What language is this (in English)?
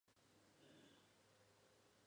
Chinese